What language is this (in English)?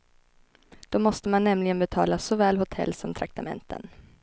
Swedish